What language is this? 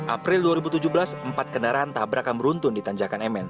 Indonesian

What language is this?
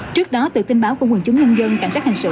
Vietnamese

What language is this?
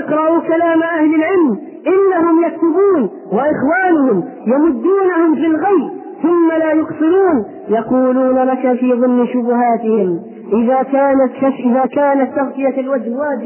Arabic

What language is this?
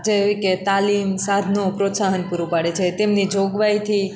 Gujarati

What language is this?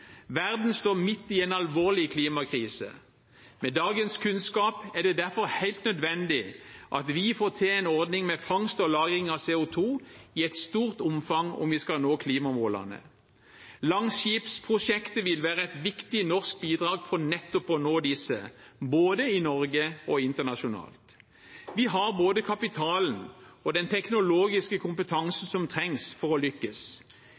Norwegian Bokmål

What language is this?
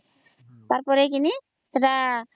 Odia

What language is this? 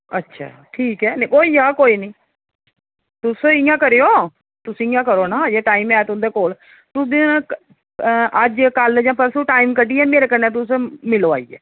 Dogri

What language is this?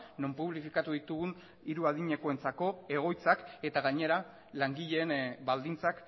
Basque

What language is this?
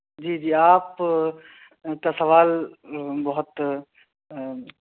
Urdu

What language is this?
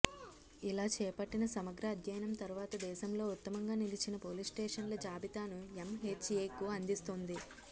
Telugu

